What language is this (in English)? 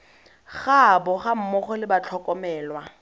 Tswana